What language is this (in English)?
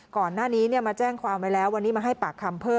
Thai